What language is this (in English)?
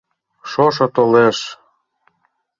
Mari